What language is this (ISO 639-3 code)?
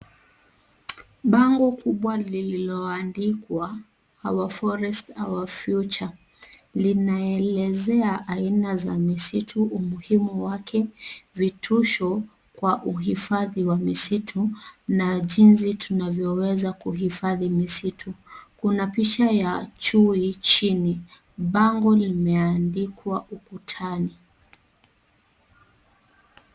swa